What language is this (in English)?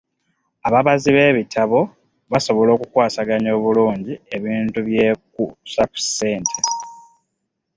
Ganda